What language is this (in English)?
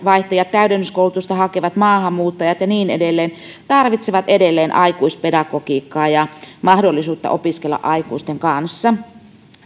Finnish